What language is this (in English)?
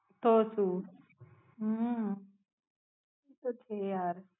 Gujarati